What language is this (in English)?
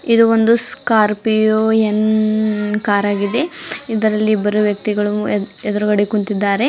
Kannada